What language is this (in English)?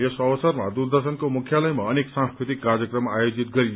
Nepali